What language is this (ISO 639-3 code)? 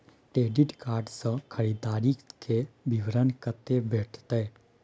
mai